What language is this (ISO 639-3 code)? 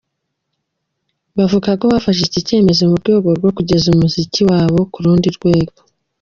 kin